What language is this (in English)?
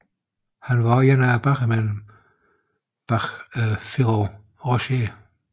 Danish